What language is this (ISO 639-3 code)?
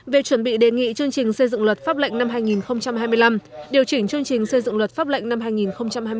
vie